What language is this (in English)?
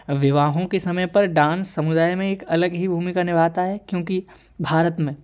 Hindi